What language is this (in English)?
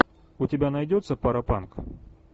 Russian